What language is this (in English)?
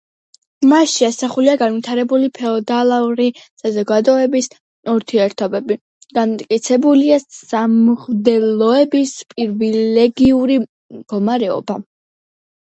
Georgian